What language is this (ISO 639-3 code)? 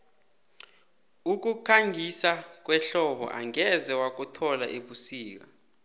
nbl